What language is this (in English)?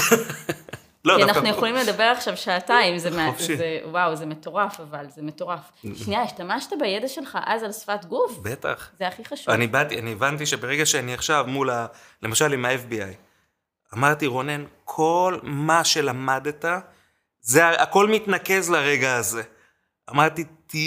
Hebrew